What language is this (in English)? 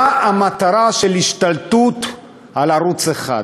Hebrew